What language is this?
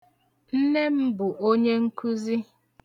Igbo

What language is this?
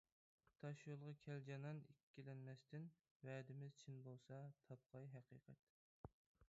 Uyghur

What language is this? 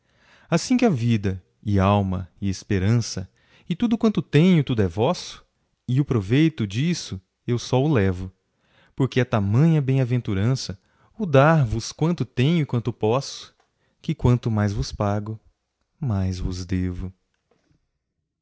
Portuguese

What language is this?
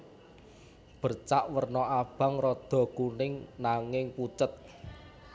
Javanese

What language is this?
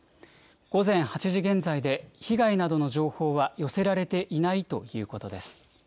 Japanese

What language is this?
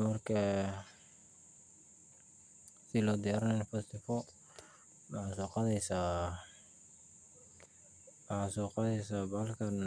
Somali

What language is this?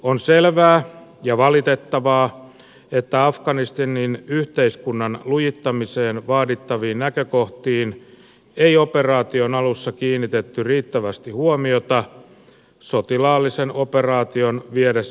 Finnish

